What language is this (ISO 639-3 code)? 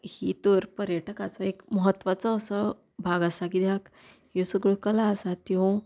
kok